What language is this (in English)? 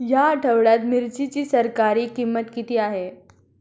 Marathi